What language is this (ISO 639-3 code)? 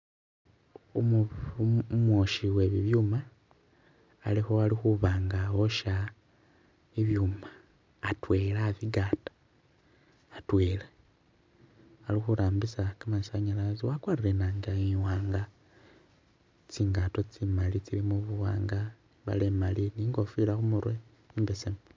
myx